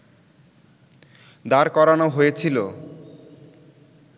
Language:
Bangla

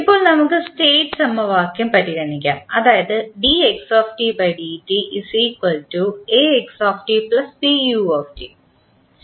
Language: Malayalam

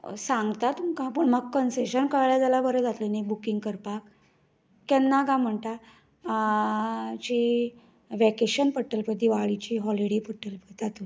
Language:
Konkani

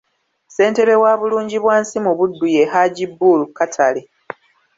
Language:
Ganda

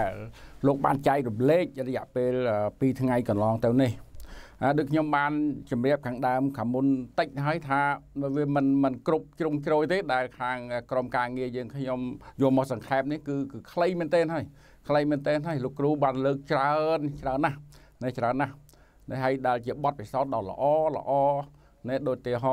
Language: Thai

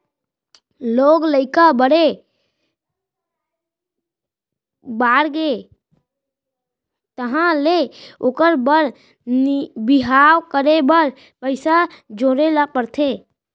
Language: Chhattisgarhi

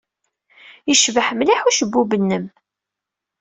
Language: Kabyle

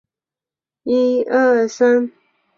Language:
Chinese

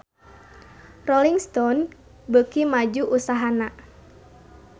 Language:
Sundanese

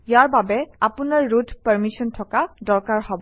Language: Assamese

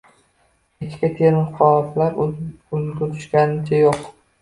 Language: Uzbek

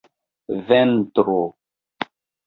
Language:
Esperanto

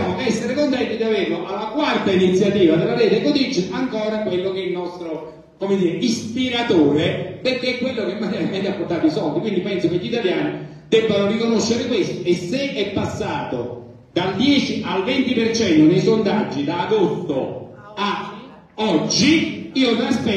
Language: Italian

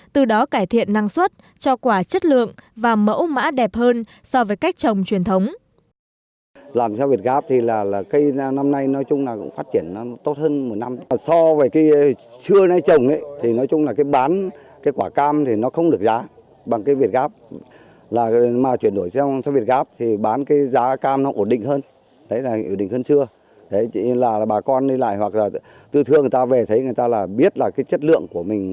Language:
Vietnamese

